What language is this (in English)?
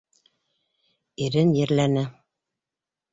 Bashkir